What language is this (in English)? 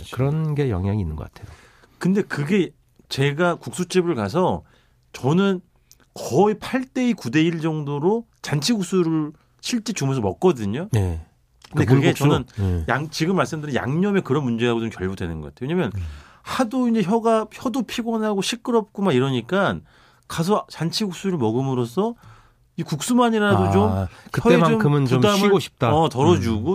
Korean